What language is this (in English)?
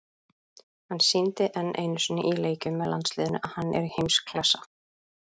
Icelandic